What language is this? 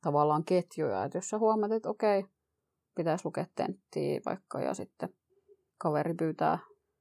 Finnish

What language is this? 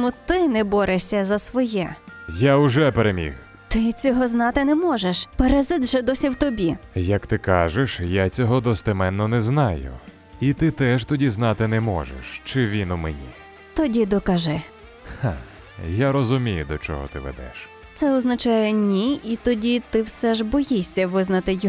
Ukrainian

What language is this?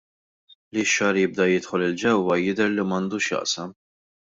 Maltese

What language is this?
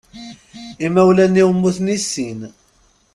Kabyle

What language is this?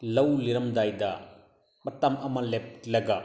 Manipuri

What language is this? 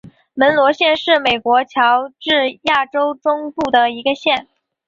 Chinese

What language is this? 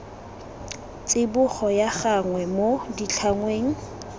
Tswana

